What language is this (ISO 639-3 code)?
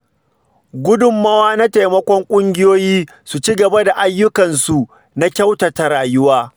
hau